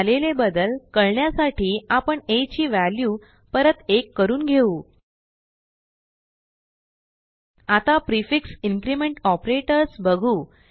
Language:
Marathi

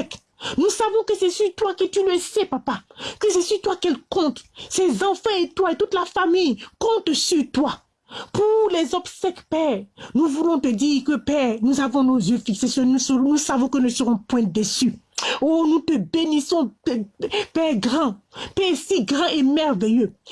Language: French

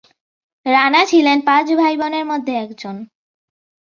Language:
Bangla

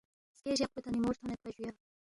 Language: Balti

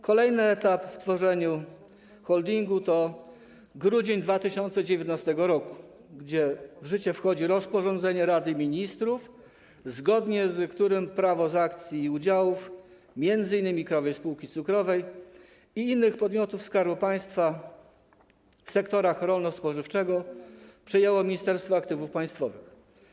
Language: Polish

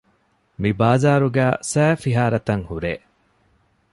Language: Divehi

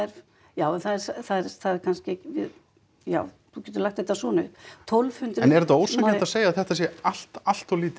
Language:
Icelandic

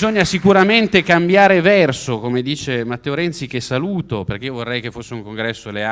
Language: Italian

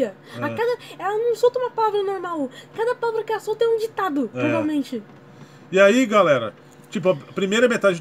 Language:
Portuguese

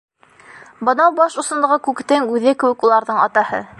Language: Bashkir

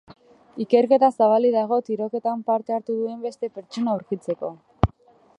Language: Basque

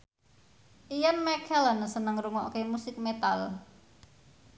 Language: Javanese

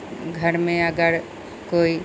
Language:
Maithili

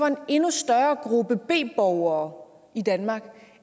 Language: Danish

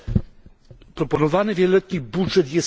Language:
Polish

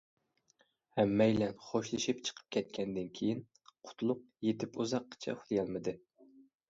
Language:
Uyghur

